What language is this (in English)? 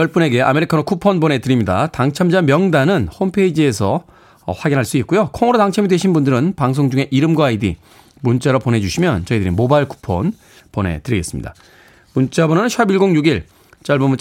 Korean